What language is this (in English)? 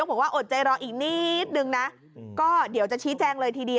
Thai